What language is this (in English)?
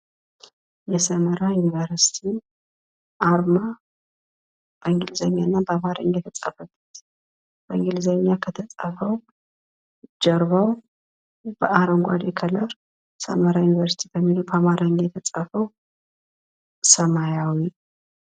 Amharic